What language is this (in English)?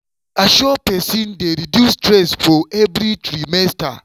Nigerian Pidgin